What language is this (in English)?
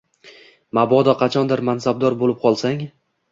Uzbek